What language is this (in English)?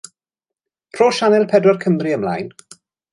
Welsh